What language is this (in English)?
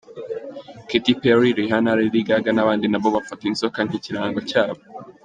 Kinyarwanda